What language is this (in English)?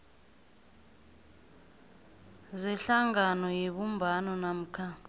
South Ndebele